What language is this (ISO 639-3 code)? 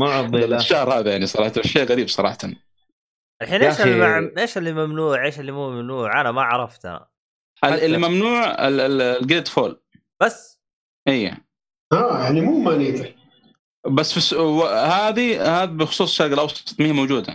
ara